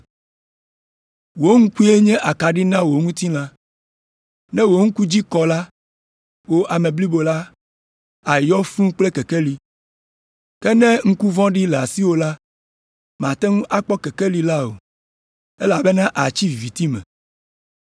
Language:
Ewe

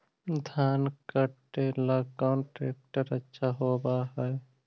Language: Magahi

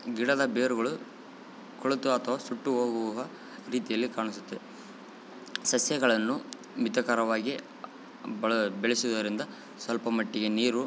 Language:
Kannada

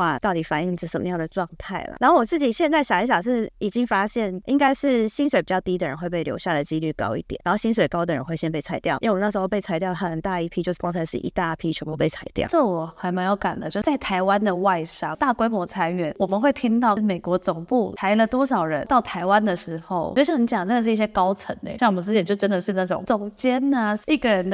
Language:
Chinese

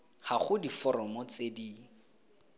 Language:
Tswana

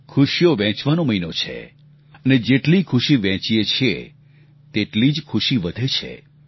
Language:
Gujarati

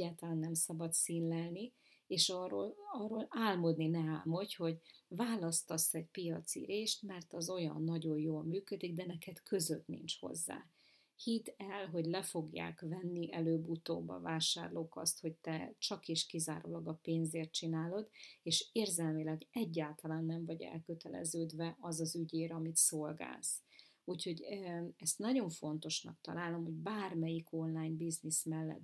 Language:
Hungarian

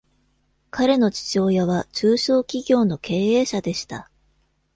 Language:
Japanese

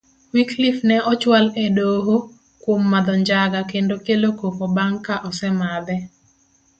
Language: Luo (Kenya and Tanzania)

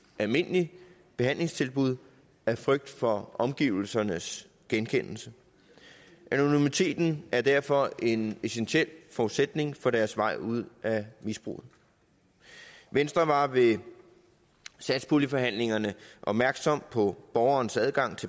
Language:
Danish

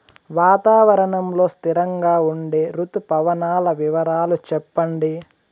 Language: Telugu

